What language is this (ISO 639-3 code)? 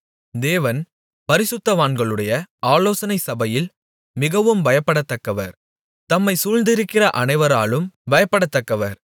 tam